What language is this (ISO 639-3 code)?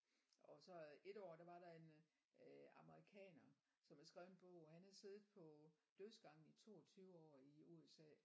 dan